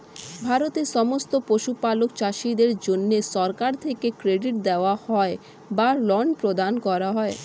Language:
Bangla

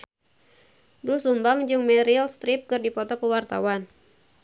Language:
Sundanese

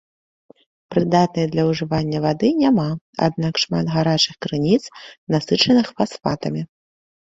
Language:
Belarusian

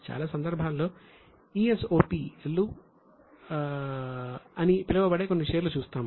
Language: Telugu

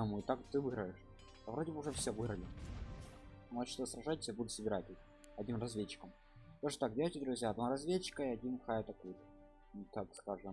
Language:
Russian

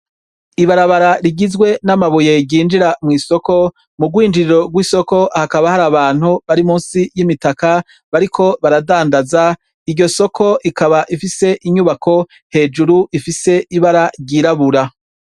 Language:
Rundi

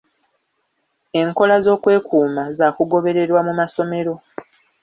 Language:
Ganda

